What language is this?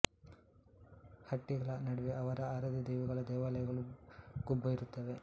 Kannada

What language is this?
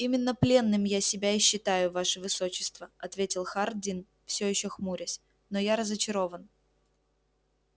Russian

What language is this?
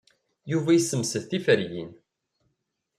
Kabyle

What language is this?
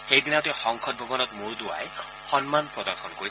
Assamese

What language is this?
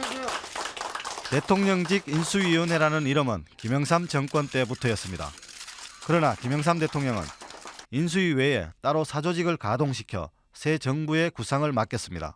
Korean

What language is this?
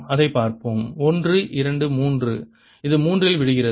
Tamil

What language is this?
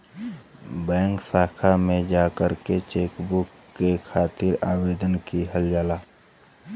Bhojpuri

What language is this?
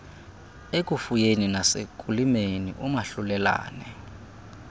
Xhosa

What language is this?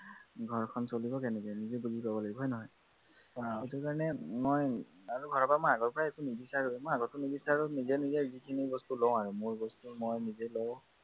Assamese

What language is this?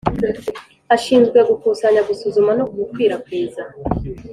Kinyarwanda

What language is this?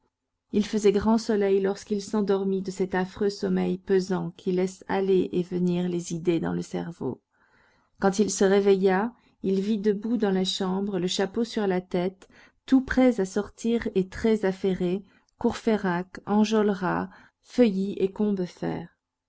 French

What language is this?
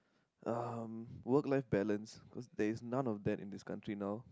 English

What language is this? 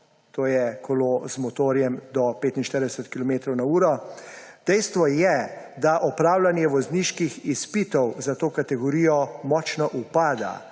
Slovenian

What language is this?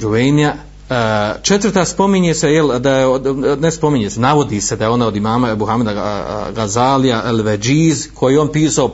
Croatian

